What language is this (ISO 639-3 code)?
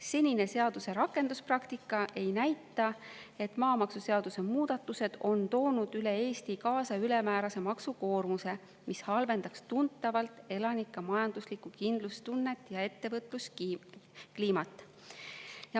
est